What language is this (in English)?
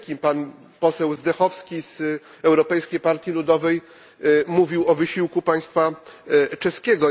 Polish